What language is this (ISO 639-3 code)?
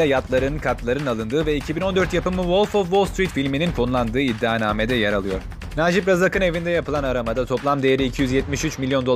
tur